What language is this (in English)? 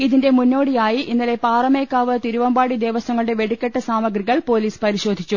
Malayalam